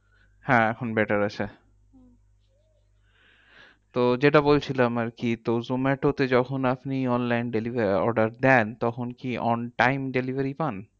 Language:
Bangla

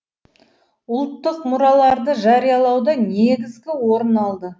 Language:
Kazakh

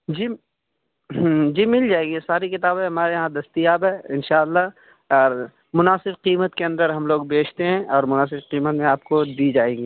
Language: Urdu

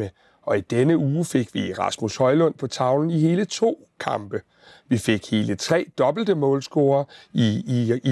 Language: Danish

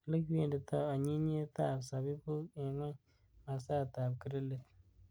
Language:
Kalenjin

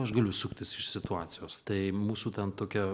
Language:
Lithuanian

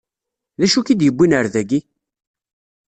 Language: Kabyle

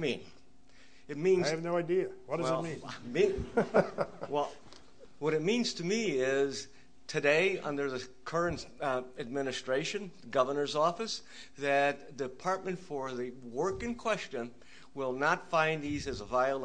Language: English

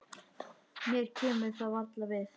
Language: Icelandic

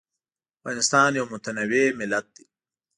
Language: Pashto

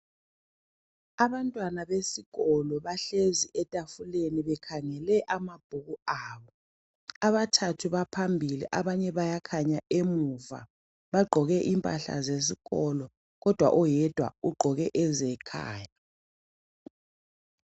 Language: North Ndebele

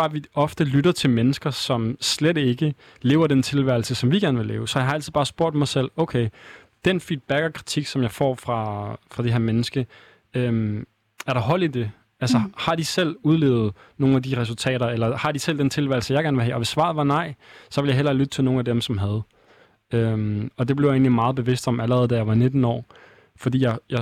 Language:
Danish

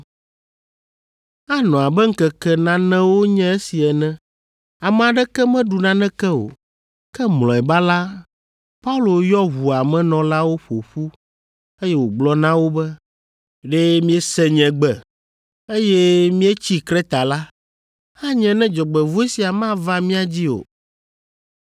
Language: Ewe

